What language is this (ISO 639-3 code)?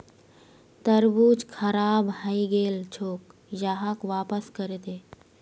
mag